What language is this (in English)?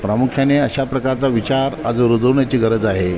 Marathi